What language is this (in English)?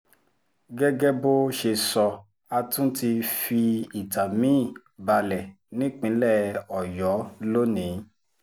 Yoruba